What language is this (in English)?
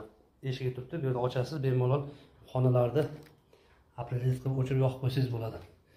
Turkish